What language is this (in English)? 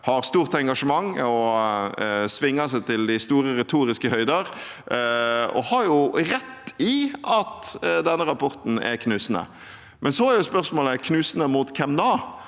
Norwegian